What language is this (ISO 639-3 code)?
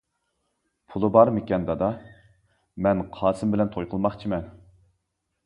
uig